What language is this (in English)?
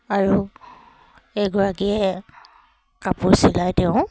Assamese